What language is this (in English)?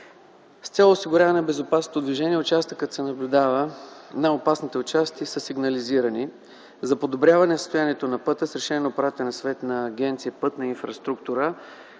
Bulgarian